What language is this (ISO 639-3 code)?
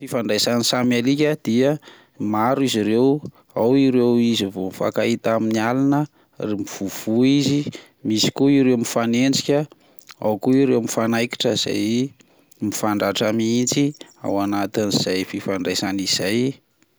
mlg